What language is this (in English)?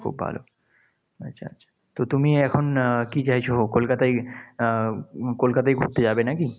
Bangla